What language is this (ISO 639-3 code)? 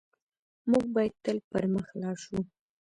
pus